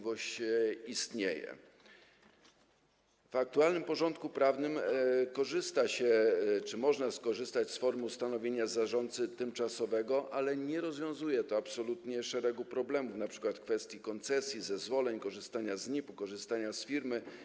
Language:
Polish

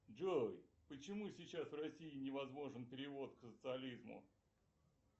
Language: Russian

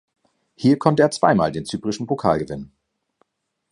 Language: German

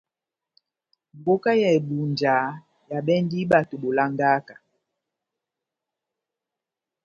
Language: Batanga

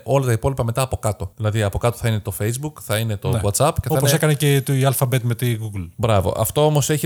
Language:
Greek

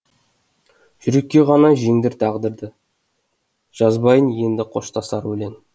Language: Kazakh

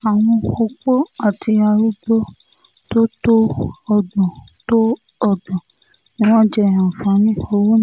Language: Yoruba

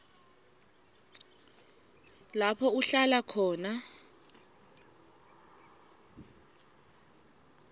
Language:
Swati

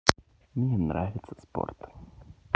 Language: Russian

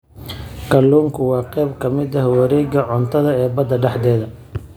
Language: Somali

